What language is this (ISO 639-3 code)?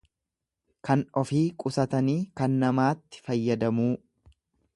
orm